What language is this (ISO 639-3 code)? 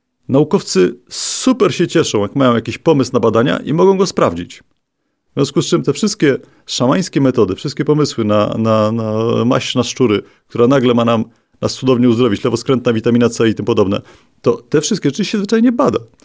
pol